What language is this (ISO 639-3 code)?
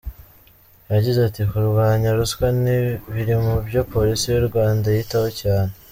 kin